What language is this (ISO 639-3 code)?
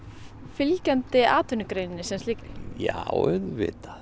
isl